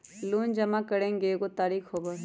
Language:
Magahi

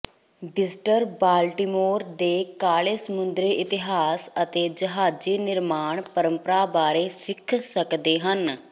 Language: Punjabi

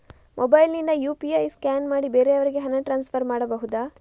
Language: Kannada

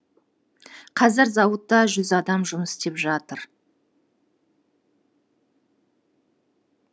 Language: Kazakh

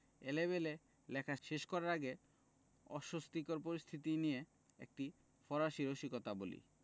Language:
Bangla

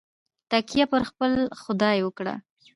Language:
Pashto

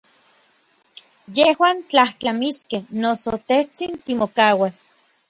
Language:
Orizaba Nahuatl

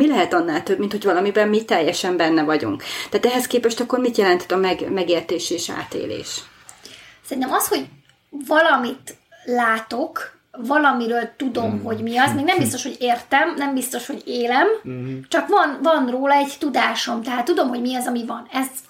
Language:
Hungarian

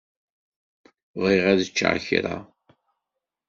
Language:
Kabyle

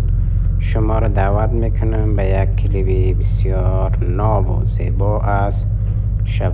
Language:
Persian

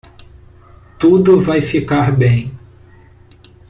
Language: Portuguese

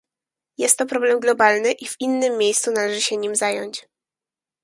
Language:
Polish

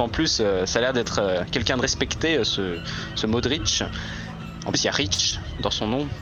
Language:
French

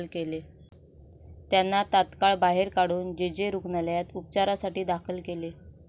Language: Marathi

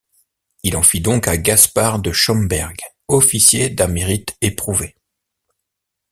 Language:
French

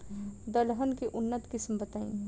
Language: Bhojpuri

